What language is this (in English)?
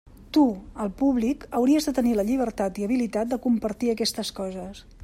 Catalan